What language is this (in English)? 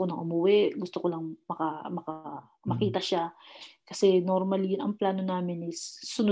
Filipino